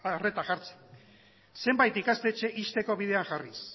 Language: Basque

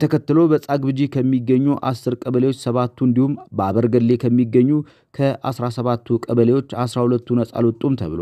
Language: Arabic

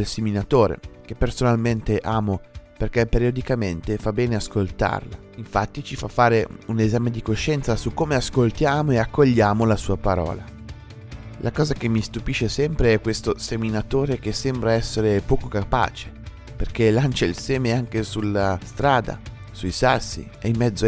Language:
Italian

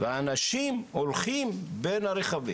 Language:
Hebrew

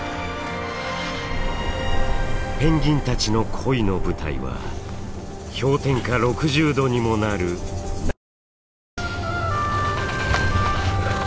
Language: Japanese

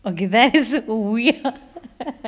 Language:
English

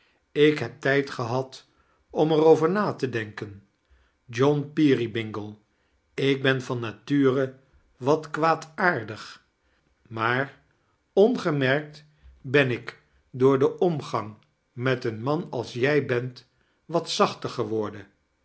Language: Dutch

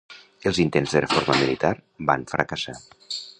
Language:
Catalan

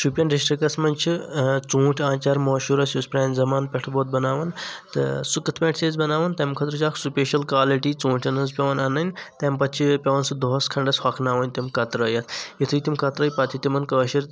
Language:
Kashmiri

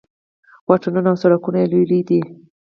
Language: Pashto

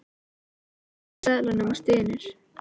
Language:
Icelandic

